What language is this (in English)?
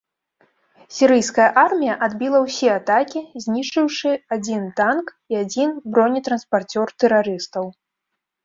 Belarusian